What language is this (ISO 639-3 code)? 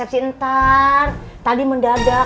ind